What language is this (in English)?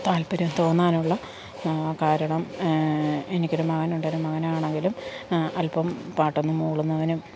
Malayalam